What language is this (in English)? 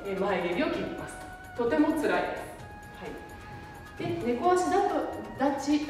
Japanese